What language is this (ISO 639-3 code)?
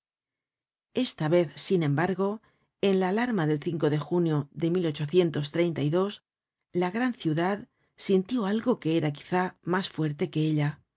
spa